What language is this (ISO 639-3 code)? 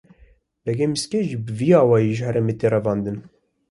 kur